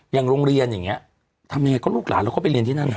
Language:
Thai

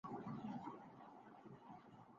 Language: Urdu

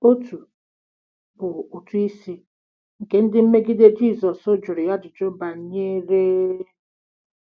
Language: Igbo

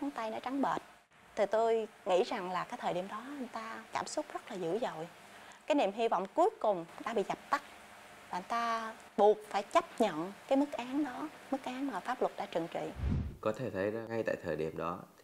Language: Vietnamese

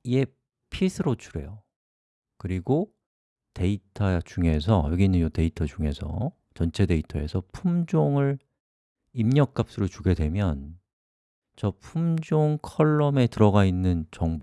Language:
Korean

